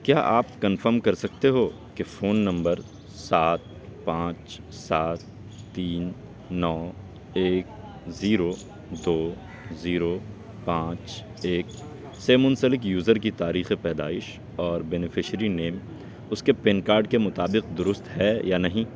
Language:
Urdu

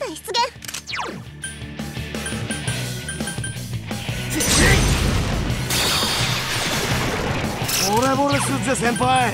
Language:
Japanese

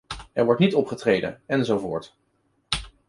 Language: Dutch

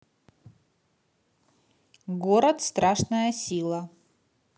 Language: Russian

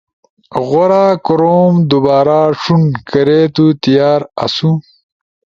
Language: Ushojo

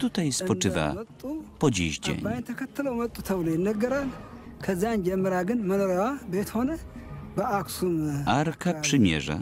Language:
Polish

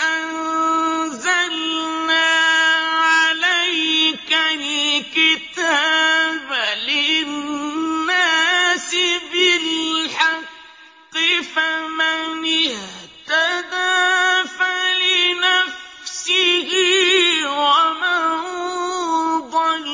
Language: Arabic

